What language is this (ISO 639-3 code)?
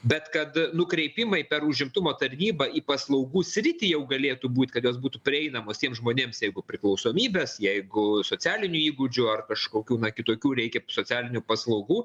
lit